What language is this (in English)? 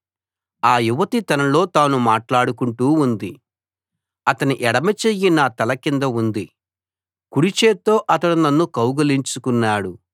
Telugu